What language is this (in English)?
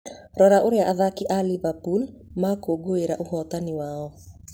Kikuyu